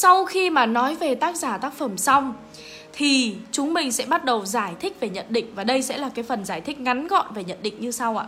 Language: Vietnamese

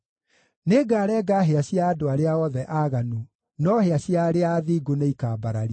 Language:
Kikuyu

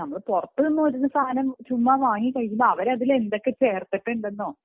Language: Malayalam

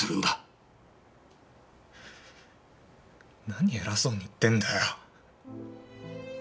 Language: Japanese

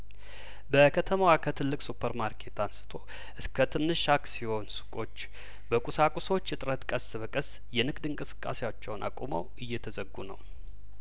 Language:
Amharic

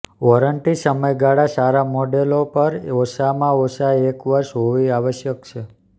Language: Gujarati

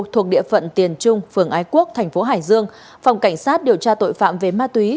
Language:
Vietnamese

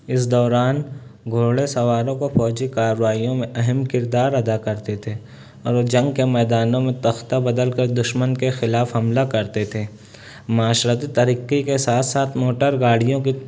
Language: Urdu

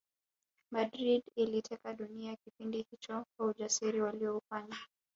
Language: Swahili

